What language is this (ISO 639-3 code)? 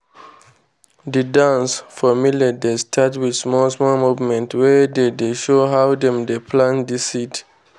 pcm